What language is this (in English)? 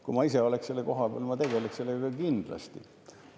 Estonian